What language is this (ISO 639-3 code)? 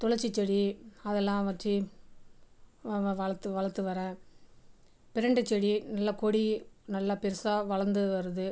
tam